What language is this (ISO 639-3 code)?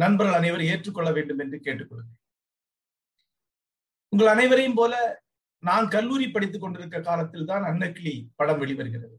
tam